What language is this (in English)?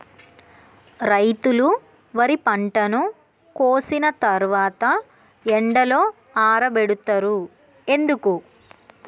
Telugu